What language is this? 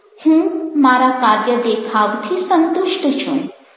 Gujarati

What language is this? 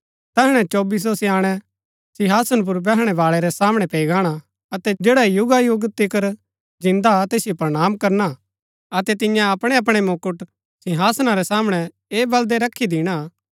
Gaddi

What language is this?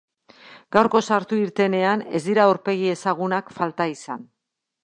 Basque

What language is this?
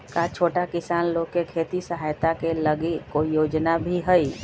Magahi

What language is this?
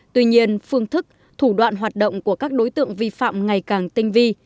Vietnamese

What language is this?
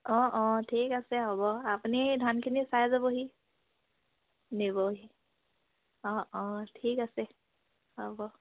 Assamese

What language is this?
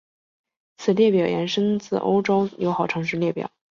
Chinese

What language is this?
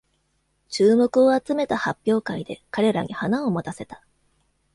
Japanese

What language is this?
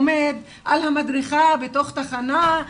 Hebrew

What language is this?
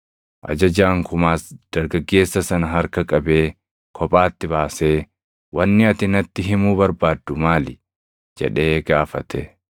Oromo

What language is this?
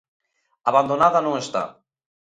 Galician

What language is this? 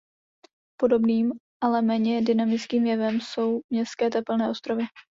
Czech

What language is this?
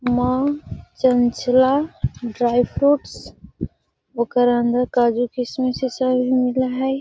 Magahi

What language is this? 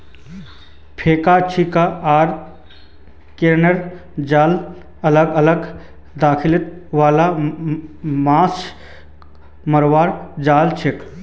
Magahi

